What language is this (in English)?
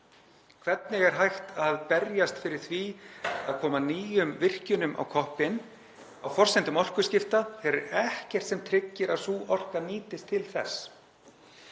Icelandic